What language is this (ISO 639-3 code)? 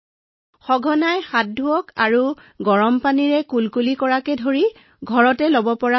asm